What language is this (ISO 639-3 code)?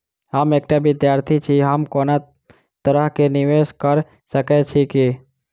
mai